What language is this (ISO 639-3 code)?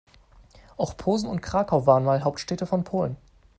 deu